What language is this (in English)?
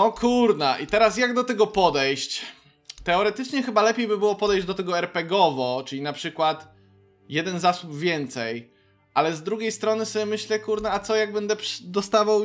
Polish